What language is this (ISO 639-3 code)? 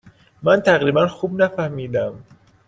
fas